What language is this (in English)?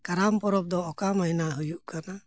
Santali